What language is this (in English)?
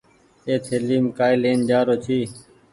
Goaria